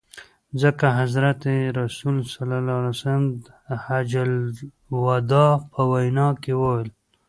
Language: Pashto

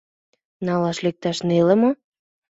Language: Mari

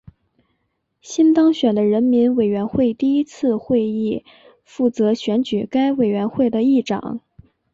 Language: Chinese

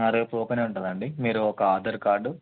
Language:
Telugu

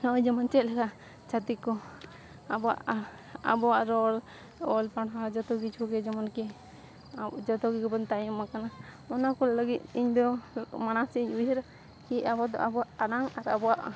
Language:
Santali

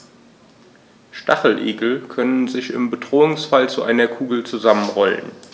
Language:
German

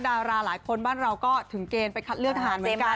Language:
Thai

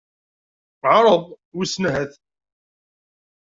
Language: Kabyle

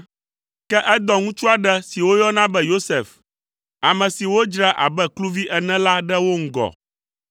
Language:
Ewe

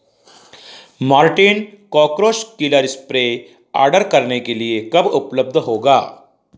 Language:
Hindi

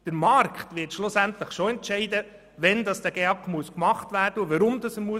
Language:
Swiss German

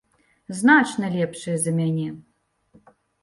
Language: Belarusian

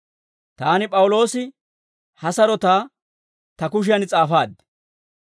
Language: Dawro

